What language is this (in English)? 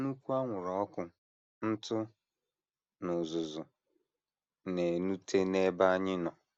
Igbo